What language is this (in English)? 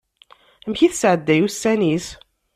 Kabyle